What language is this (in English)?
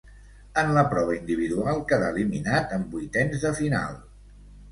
Catalan